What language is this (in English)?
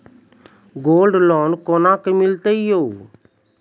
Maithili